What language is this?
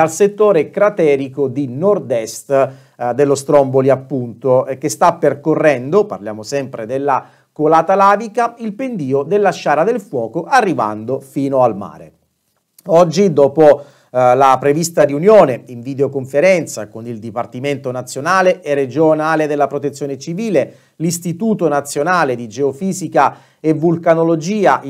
Italian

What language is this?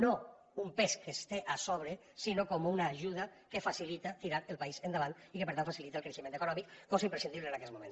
Catalan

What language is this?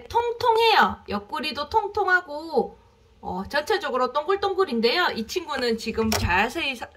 Korean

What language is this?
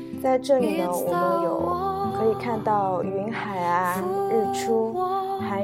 Chinese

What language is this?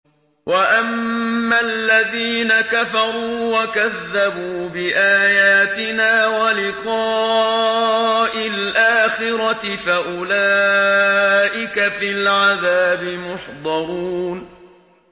Arabic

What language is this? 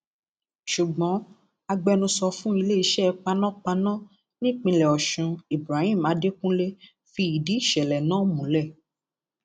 Yoruba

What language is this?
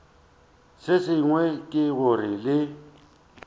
Northern Sotho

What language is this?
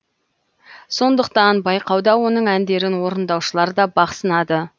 Kazakh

